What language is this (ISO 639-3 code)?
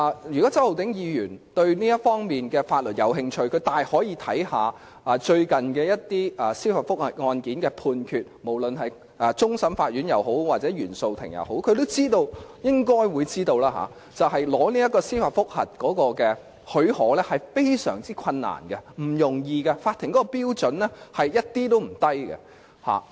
yue